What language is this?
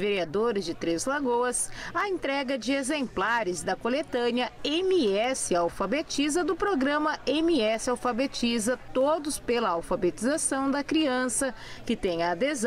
Portuguese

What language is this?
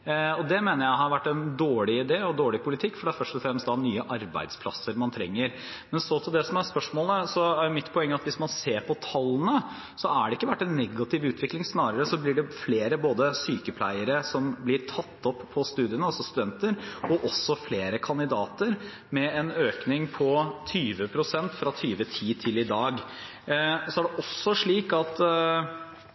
Norwegian Bokmål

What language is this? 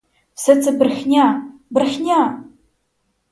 Ukrainian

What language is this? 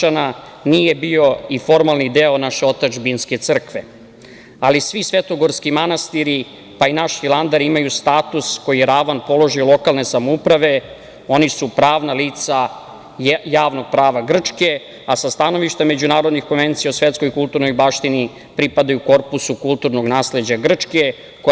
Serbian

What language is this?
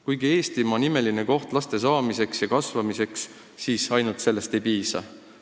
Estonian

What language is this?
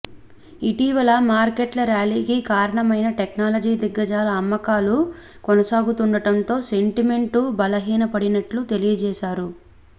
Telugu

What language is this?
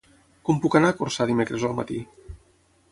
Catalan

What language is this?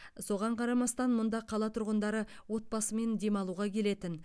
Kazakh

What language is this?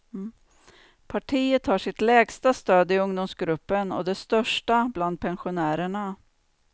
Swedish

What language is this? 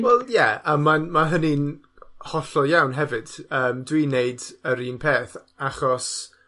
Welsh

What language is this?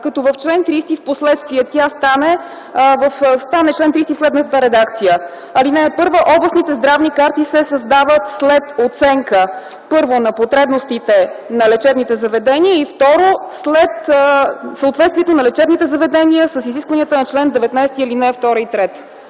Bulgarian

